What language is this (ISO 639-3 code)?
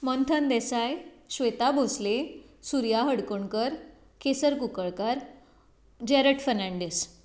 kok